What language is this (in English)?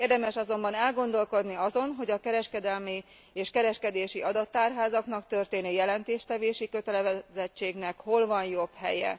Hungarian